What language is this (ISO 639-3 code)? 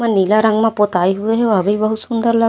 hne